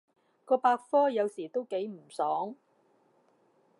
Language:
Cantonese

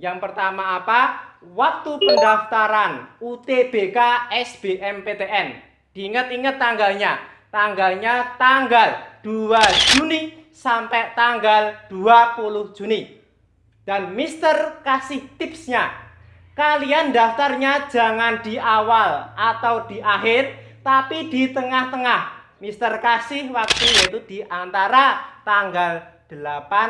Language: Indonesian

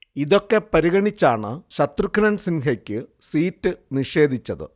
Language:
Malayalam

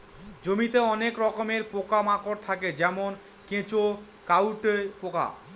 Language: Bangla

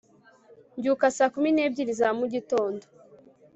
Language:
Kinyarwanda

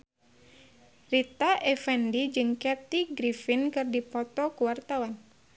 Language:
Sundanese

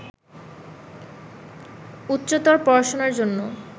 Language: Bangla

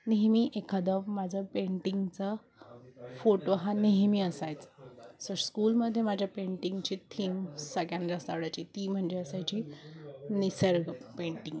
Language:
Marathi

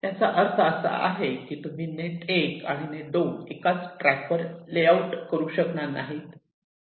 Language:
Marathi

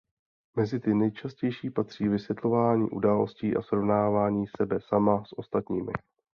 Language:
Czech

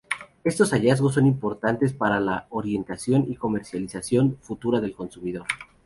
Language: Spanish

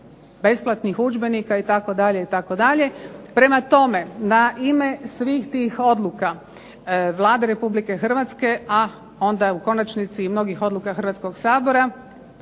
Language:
Croatian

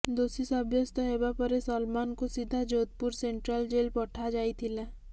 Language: Odia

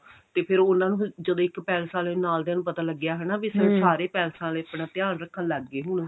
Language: Punjabi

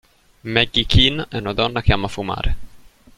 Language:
Italian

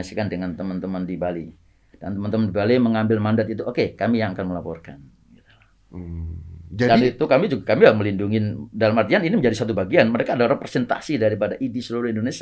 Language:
Indonesian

